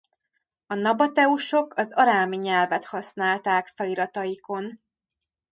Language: Hungarian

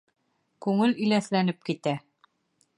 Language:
Bashkir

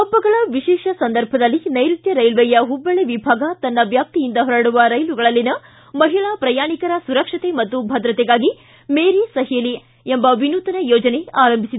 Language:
Kannada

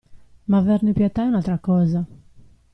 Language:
Italian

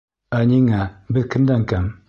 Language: Bashkir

